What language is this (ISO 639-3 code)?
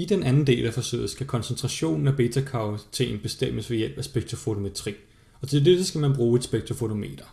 dan